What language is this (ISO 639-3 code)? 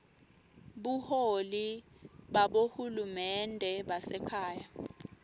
ssw